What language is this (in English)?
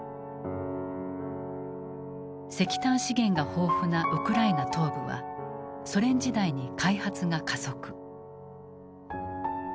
Japanese